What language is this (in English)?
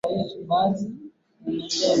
Swahili